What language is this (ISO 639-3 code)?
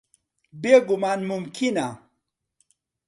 ckb